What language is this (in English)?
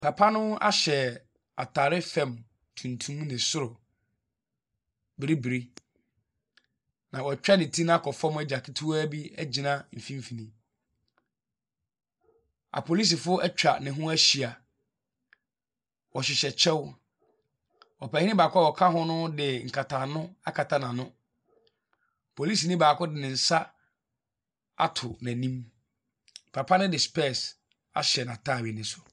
Akan